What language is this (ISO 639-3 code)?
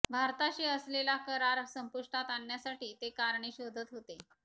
mar